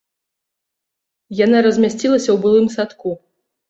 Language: Belarusian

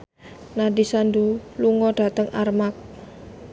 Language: Javanese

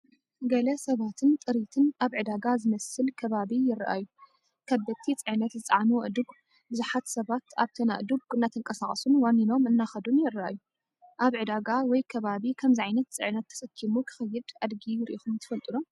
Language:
Tigrinya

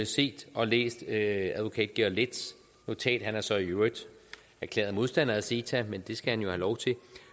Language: Danish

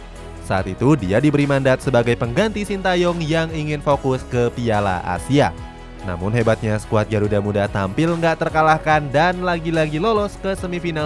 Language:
Indonesian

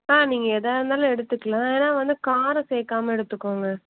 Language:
Tamil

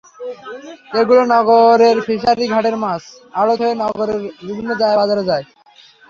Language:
Bangla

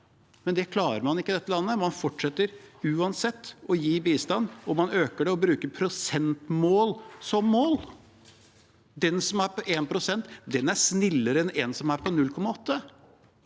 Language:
Norwegian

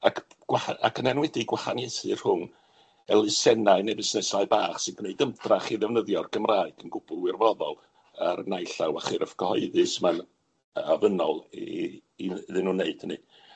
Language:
Welsh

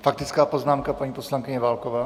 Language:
Czech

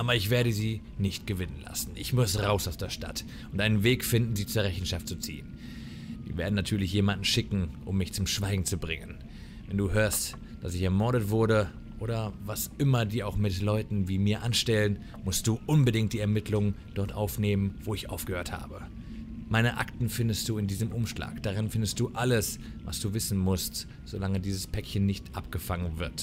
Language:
German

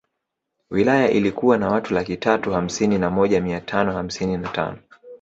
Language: Swahili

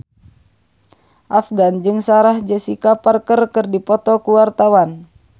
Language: Sundanese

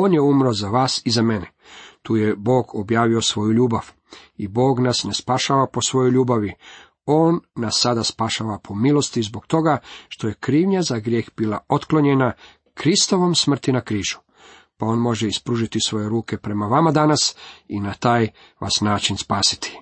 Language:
Croatian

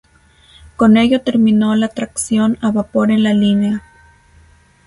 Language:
Spanish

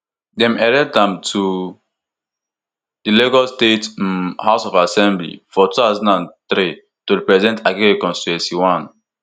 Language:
Nigerian Pidgin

